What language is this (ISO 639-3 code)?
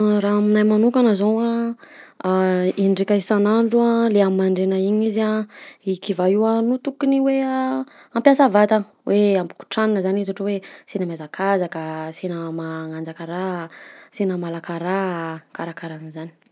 bzc